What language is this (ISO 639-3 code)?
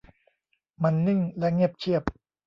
tha